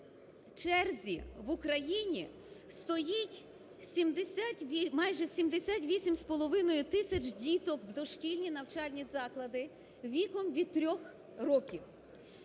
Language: Ukrainian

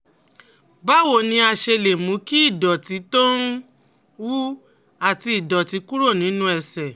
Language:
Yoruba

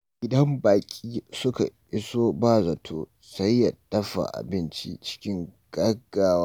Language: Hausa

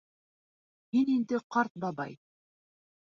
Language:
Bashkir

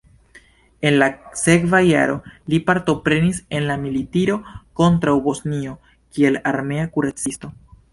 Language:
Esperanto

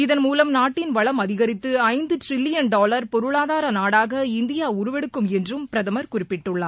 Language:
Tamil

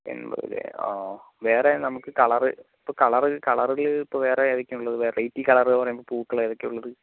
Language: Malayalam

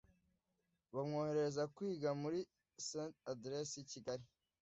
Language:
Kinyarwanda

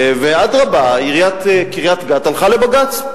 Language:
Hebrew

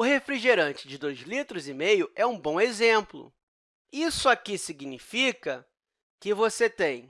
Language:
Portuguese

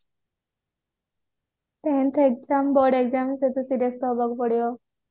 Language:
Odia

